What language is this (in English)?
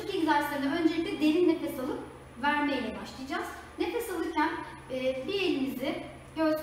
Turkish